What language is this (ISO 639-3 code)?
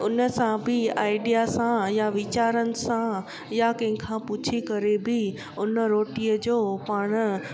snd